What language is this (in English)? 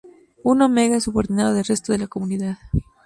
Spanish